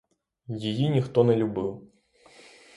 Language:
Ukrainian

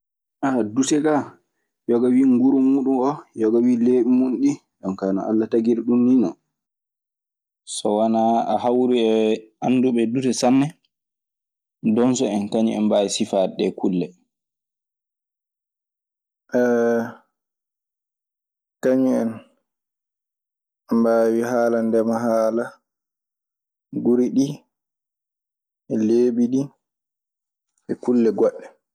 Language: Maasina Fulfulde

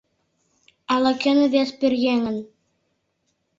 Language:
Mari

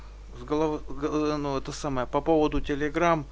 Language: Russian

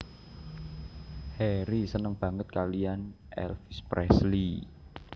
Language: Javanese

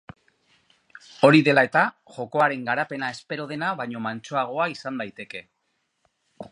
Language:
Basque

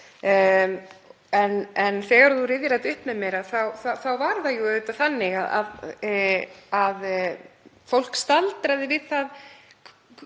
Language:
Icelandic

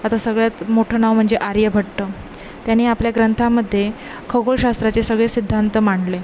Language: Marathi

